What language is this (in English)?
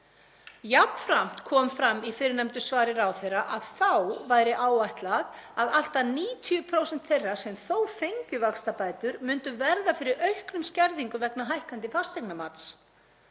Icelandic